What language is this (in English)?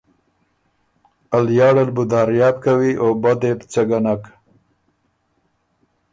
Ormuri